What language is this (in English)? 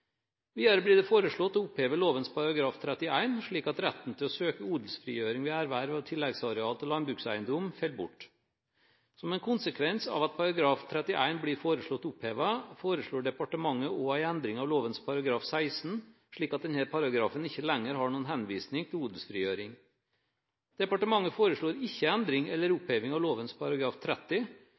Norwegian Bokmål